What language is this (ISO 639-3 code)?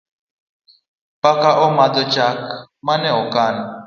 luo